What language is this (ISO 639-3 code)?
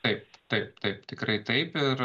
lit